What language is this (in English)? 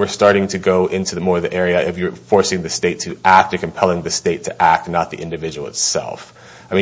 English